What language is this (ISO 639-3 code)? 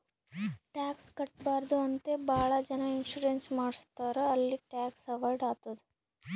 kan